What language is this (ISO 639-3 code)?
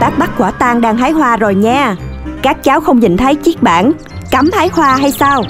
vie